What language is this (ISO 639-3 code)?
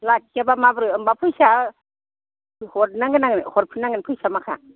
brx